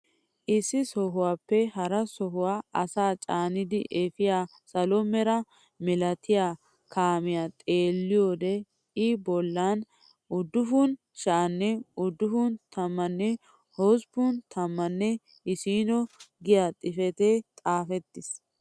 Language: Wolaytta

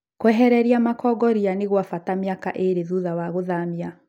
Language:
Kikuyu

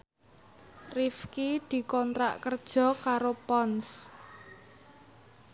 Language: Javanese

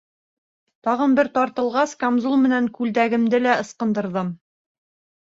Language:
Bashkir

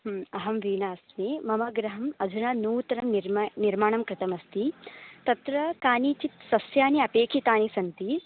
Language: Sanskrit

